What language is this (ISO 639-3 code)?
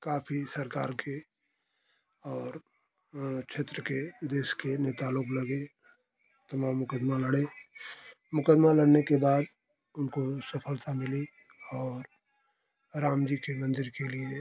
hin